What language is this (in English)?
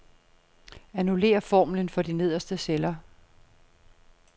Danish